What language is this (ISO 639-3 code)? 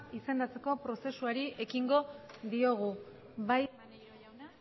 eus